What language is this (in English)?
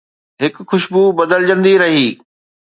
Sindhi